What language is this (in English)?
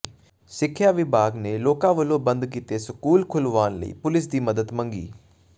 Punjabi